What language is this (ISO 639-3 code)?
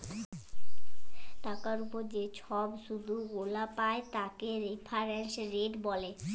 ben